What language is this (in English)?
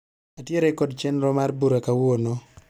Luo (Kenya and Tanzania)